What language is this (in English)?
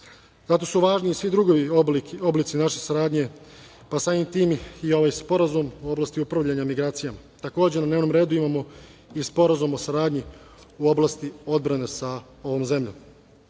Serbian